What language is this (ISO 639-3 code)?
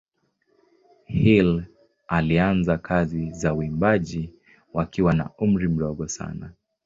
swa